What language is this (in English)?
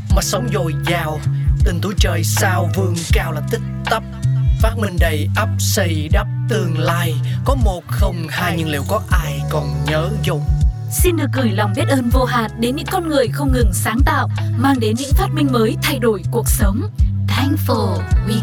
Vietnamese